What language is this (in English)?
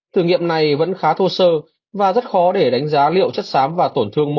Vietnamese